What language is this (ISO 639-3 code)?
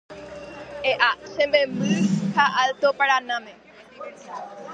grn